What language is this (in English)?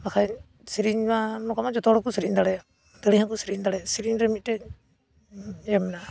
Santali